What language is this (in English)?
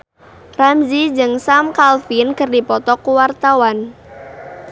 Sundanese